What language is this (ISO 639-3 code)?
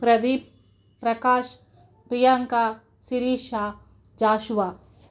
tel